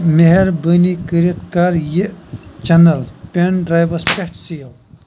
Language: Kashmiri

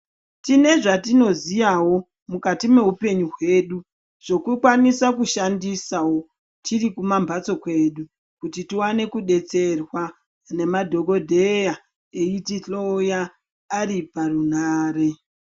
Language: Ndau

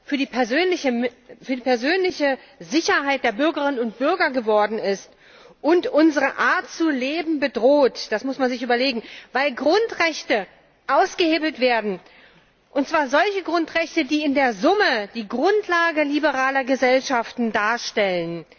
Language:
German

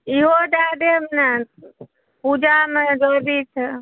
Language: Maithili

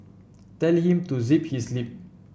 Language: English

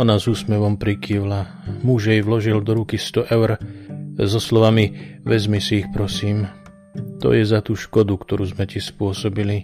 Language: Slovak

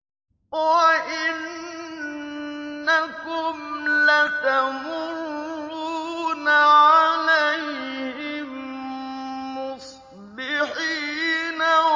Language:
Arabic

